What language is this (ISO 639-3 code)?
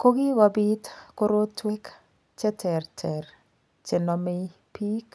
kln